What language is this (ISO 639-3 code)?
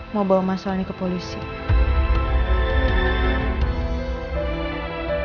ind